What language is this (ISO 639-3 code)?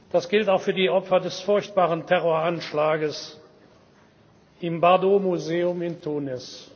deu